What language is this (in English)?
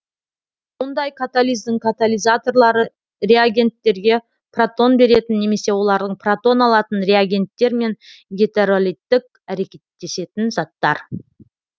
Kazakh